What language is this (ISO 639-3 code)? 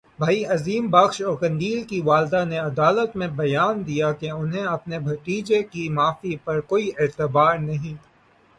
urd